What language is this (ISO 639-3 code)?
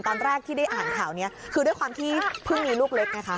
tha